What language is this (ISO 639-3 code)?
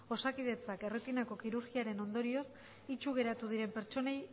eus